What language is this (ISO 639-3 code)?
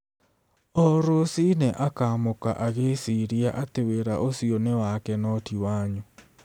kik